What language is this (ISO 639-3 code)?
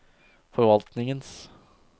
nor